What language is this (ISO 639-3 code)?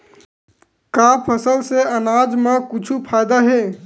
hne